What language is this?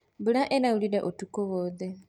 Kikuyu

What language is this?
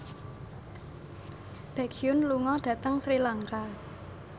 Javanese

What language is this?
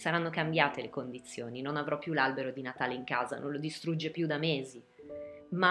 Italian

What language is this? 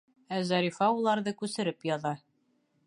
Bashkir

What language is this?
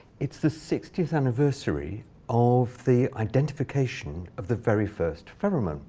English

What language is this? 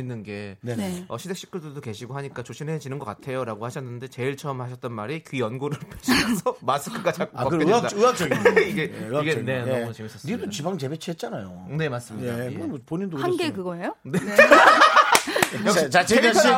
Korean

